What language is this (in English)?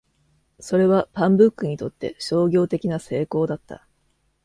Japanese